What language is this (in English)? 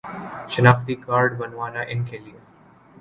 Urdu